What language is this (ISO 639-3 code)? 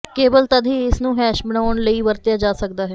pan